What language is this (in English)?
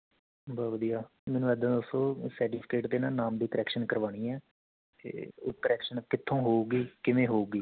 Punjabi